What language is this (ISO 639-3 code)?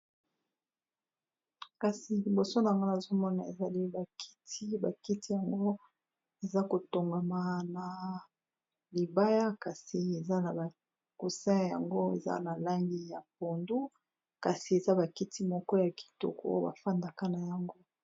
lin